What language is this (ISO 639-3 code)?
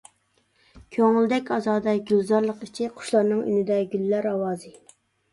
uig